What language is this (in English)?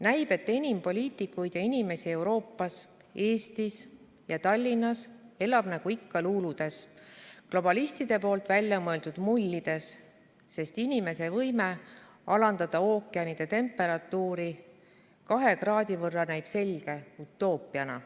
Estonian